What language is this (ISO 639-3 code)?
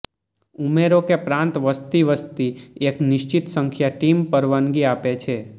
guj